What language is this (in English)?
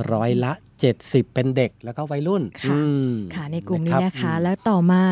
Thai